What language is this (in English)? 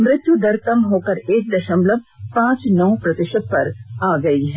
Hindi